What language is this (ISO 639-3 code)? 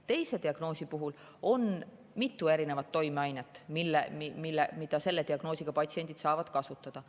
est